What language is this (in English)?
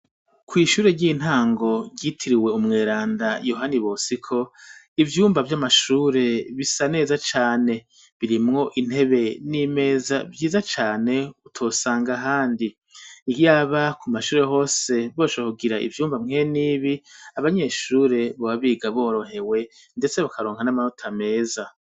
Rundi